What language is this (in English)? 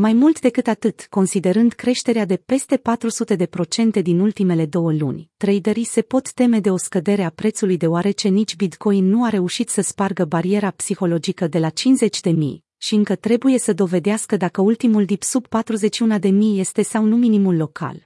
Romanian